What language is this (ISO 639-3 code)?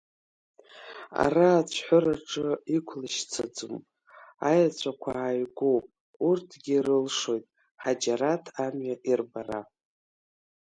abk